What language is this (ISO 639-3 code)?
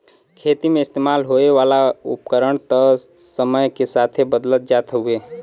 bho